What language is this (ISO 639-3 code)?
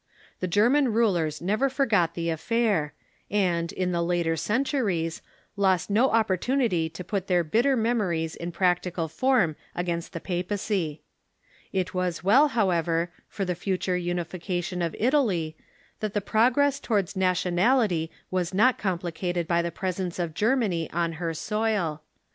eng